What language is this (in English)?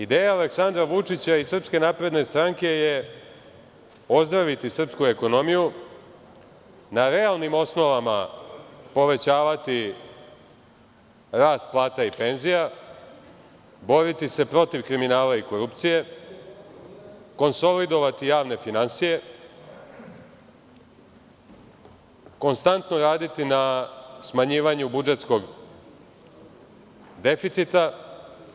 Serbian